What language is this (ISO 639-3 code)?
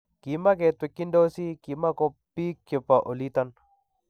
kln